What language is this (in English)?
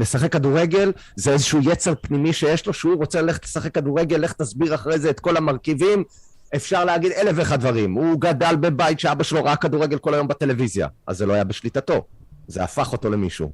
Hebrew